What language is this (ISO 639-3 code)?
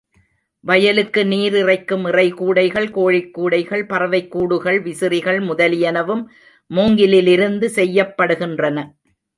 tam